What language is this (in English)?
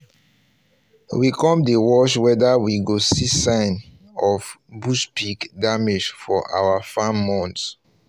Nigerian Pidgin